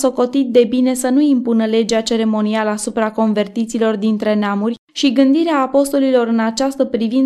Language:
Romanian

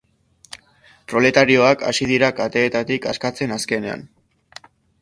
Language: Basque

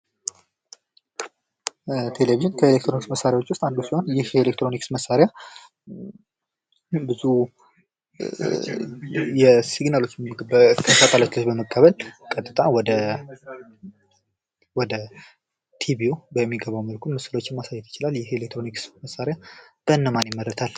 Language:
Amharic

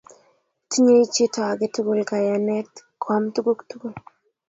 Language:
Kalenjin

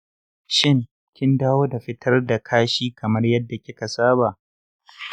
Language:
Hausa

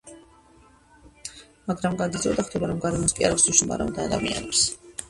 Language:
Georgian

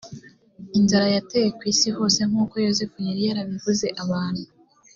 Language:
Kinyarwanda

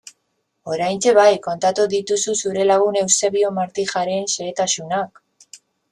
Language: Basque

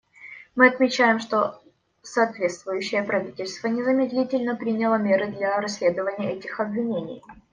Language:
Russian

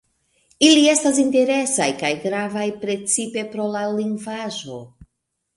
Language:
Esperanto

